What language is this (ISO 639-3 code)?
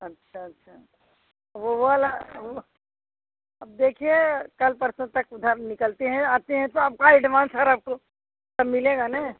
hin